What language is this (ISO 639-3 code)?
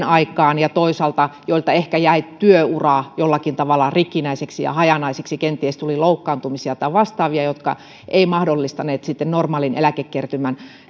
fin